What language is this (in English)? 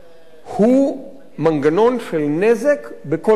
Hebrew